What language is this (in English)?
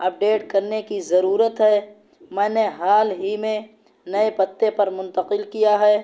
Urdu